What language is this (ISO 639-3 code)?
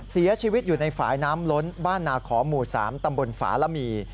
tha